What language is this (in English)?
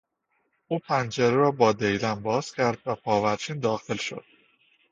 Persian